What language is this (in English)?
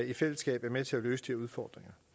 Danish